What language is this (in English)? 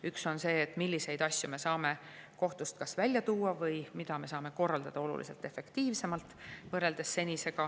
Estonian